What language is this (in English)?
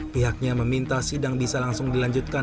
Indonesian